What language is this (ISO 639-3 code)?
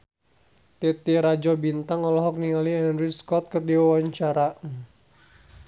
sun